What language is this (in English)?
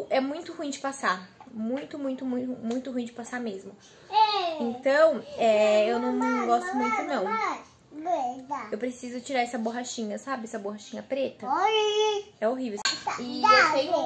Portuguese